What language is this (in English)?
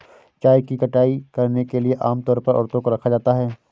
Hindi